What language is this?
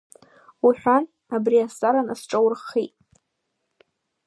Abkhazian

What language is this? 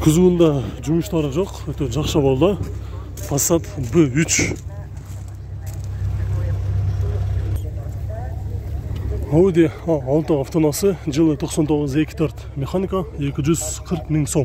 Turkish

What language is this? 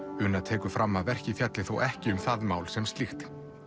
Icelandic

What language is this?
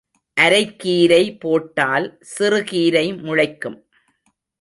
Tamil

